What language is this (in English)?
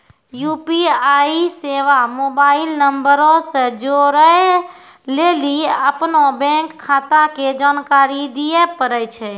Maithili